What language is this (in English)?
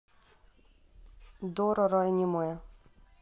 Russian